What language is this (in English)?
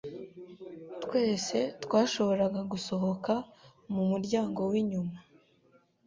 Kinyarwanda